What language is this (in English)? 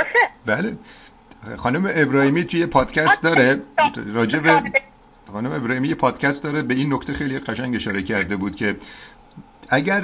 Persian